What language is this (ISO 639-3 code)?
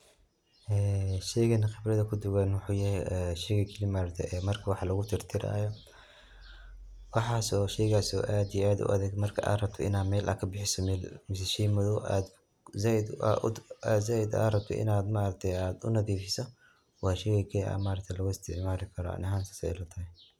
som